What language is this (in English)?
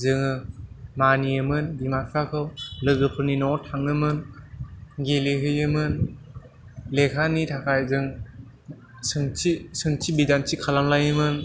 Bodo